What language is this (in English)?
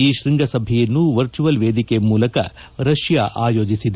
Kannada